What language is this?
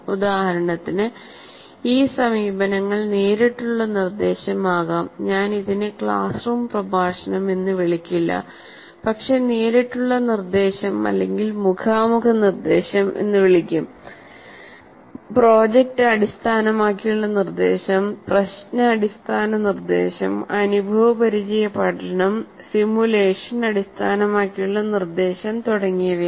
Malayalam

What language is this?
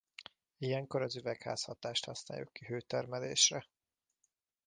Hungarian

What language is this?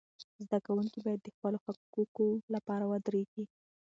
Pashto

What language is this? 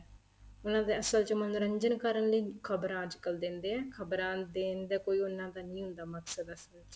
Punjabi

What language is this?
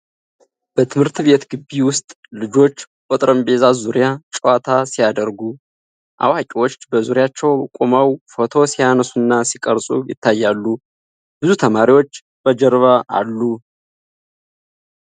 Amharic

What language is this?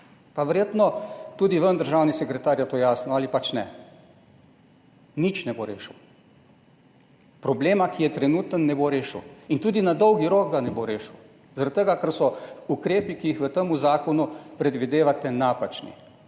Slovenian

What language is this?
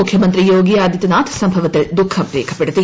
Malayalam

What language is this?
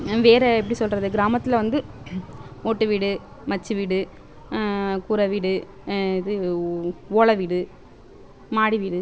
Tamil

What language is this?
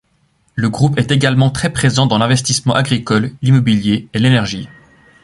French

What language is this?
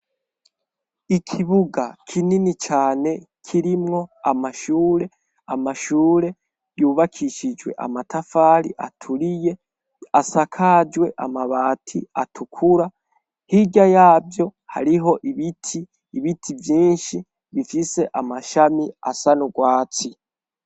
Rundi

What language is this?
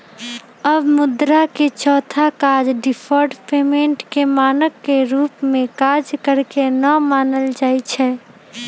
Magahi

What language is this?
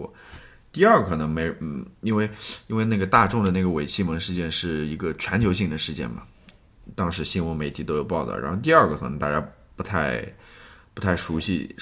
Chinese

